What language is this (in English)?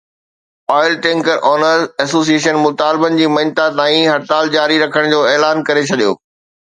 Sindhi